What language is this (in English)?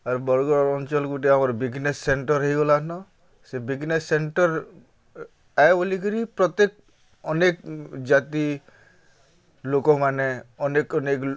Odia